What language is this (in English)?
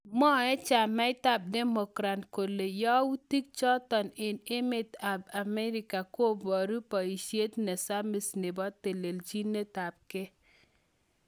Kalenjin